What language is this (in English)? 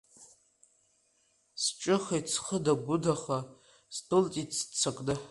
Abkhazian